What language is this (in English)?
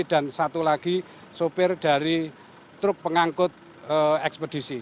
Indonesian